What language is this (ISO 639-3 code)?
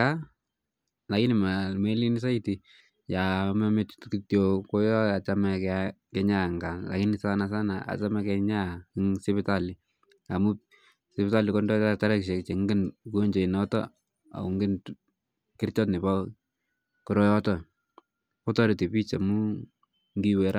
kln